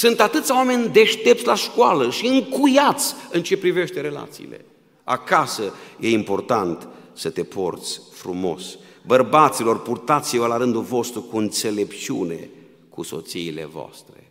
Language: Romanian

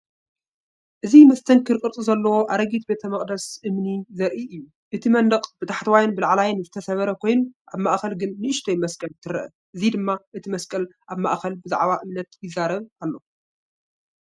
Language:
Tigrinya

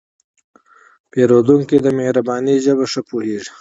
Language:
Pashto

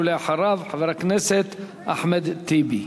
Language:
Hebrew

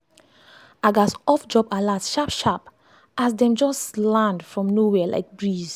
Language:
Nigerian Pidgin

